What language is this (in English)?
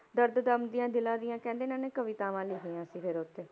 Punjabi